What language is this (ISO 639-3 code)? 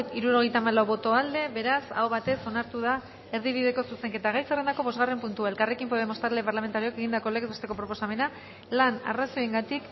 eus